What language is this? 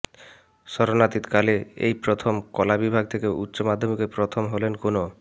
Bangla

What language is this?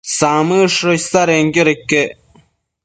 Matsés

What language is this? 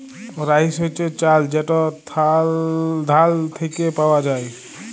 Bangla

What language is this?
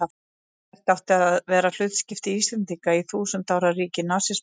Icelandic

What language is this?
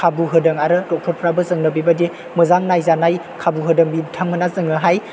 Bodo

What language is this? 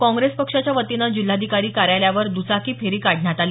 Marathi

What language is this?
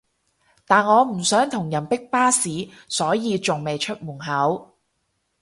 Cantonese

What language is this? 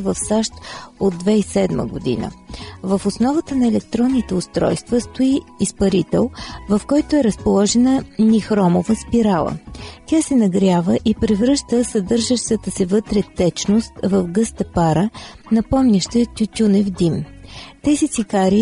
Bulgarian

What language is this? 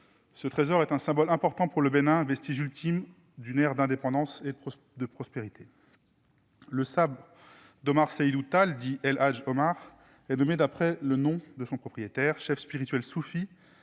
French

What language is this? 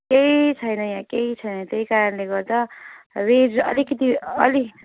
Nepali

